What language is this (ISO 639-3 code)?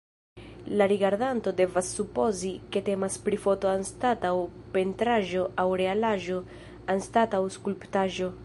epo